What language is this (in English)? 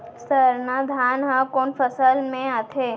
Chhattisgarhi